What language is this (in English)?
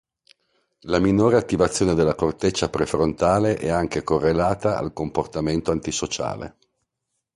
Italian